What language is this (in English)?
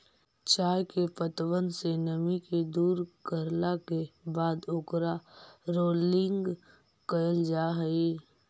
Magahi